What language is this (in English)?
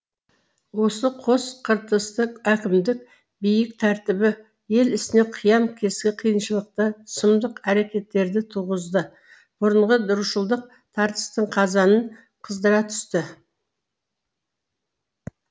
Kazakh